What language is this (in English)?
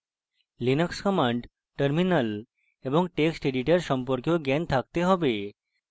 Bangla